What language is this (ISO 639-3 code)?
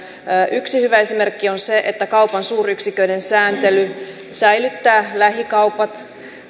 fin